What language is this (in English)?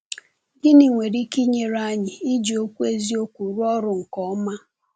Igbo